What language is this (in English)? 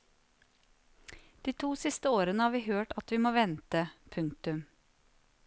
Norwegian